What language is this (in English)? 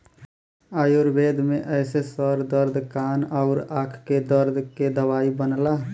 Bhojpuri